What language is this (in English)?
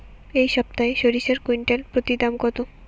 Bangla